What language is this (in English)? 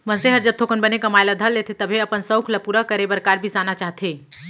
Chhattisgarhi